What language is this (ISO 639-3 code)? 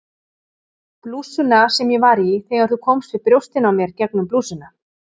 isl